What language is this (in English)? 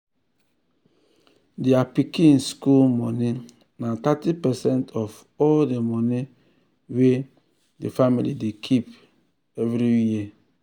Nigerian Pidgin